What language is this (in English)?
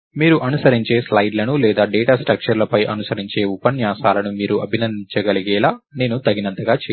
Telugu